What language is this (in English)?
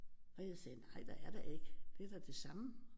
Danish